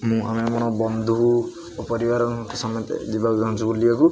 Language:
Odia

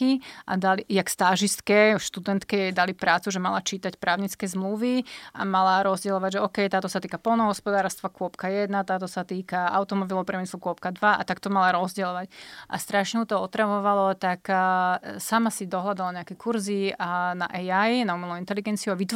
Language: Slovak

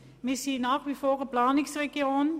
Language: Swiss German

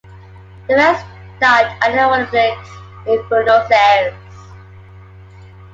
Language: English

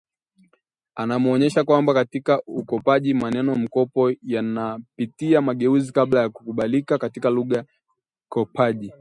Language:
Swahili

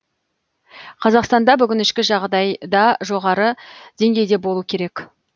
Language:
Kazakh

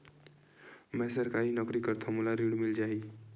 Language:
Chhattisgarhi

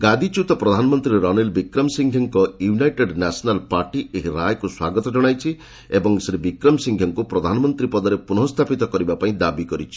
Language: Odia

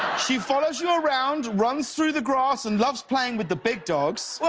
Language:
English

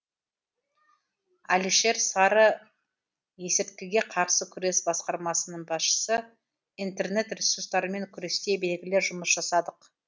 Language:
Kazakh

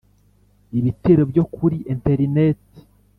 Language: Kinyarwanda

